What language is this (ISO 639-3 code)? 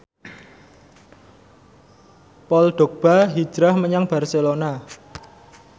jav